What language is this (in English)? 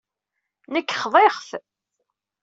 Kabyle